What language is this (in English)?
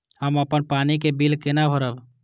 Maithili